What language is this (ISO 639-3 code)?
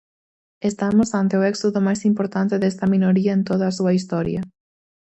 glg